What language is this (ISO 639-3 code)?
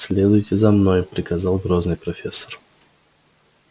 rus